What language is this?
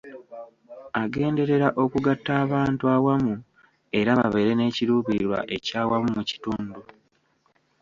Ganda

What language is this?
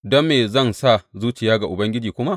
Hausa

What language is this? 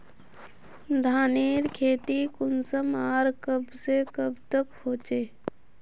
Magahi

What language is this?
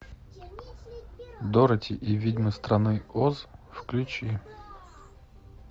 Russian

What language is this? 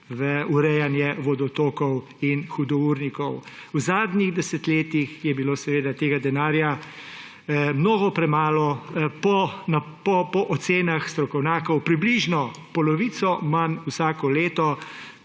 Slovenian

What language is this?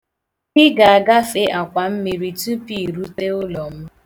Igbo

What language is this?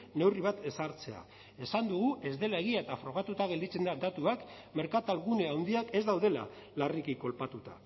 Basque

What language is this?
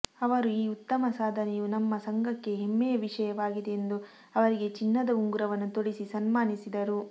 Kannada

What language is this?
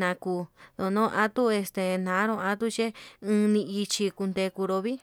Yutanduchi Mixtec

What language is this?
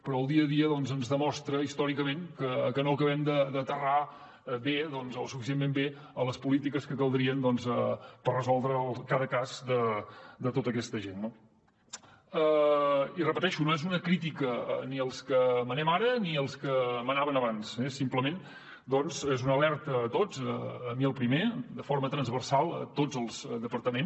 Catalan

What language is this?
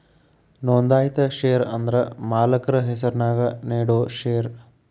Kannada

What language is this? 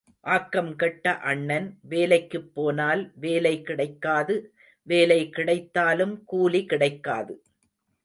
Tamil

